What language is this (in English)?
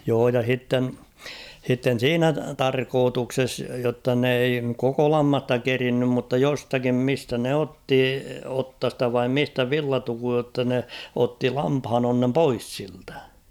Finnish